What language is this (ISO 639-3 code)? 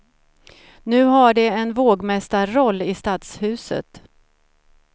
swe